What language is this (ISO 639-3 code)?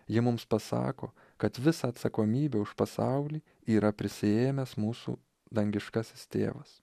lit